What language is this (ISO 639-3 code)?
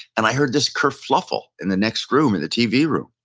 eng